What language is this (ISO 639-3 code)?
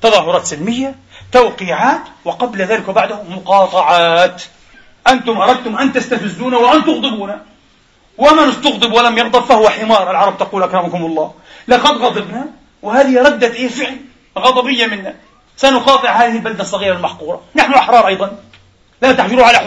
ara